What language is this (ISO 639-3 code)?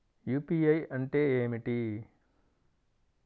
tel